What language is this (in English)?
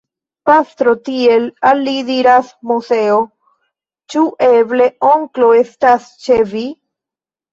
Esperanto